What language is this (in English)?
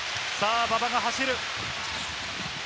Japanese